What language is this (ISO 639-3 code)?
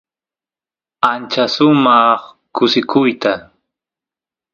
qus